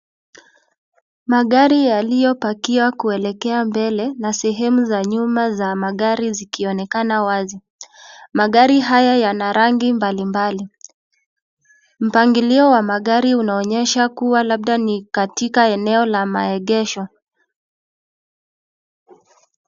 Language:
Swahili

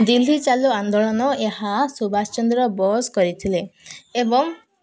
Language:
Odia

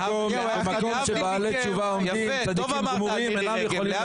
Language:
Hebrew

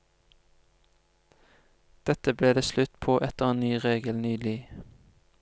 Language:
Norwegian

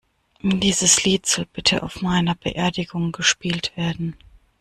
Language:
German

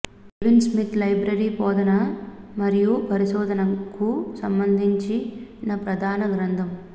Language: Telugu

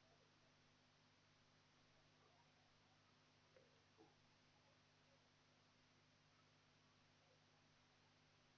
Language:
Russian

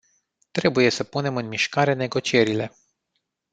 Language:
Romanian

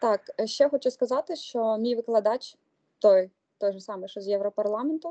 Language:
Ukrainian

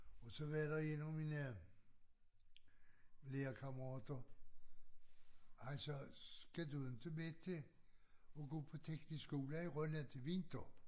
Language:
Danish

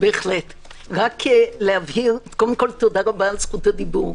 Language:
Hebrew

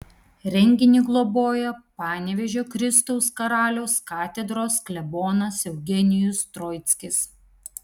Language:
Lithuanian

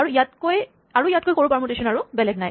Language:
Assamese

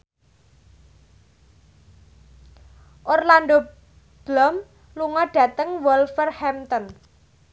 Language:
Javanese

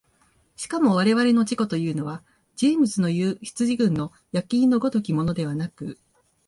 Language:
Japanese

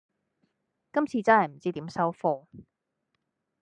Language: Cantonese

